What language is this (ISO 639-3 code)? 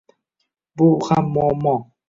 uzb